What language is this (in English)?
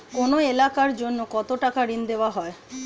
Bangla